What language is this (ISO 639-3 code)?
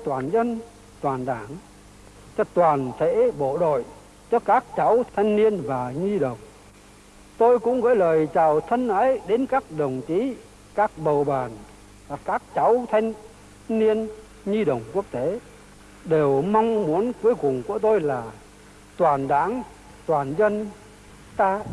vie